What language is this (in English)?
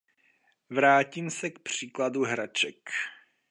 Czech